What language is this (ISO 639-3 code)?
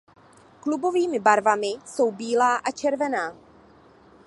ces